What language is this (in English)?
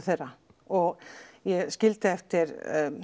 Icelandic